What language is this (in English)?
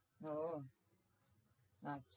Bangla